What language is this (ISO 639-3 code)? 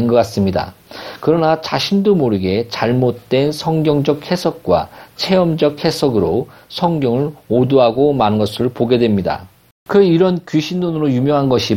kor